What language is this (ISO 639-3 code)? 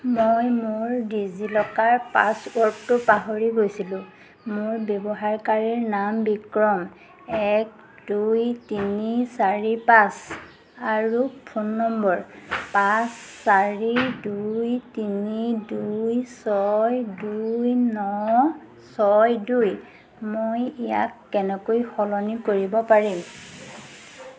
asm